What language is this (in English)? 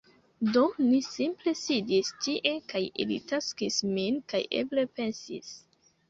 Esperanto